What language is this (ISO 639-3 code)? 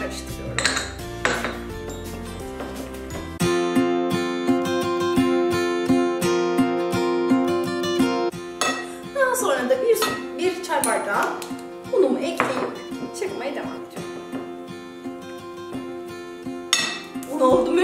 tur